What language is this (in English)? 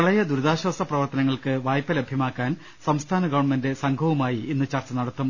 Malayalam